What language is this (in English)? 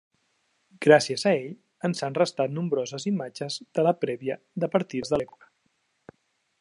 Catalan